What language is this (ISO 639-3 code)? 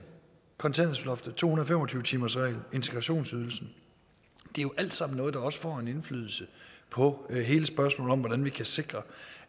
dan